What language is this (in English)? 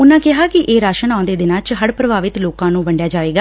Punjabi